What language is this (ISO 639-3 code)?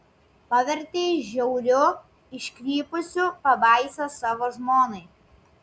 lit